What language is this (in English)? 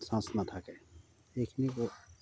Assamese